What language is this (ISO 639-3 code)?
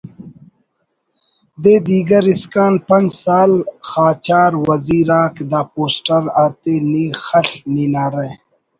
brh